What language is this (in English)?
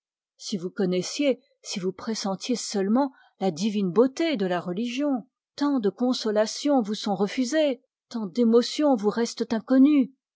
French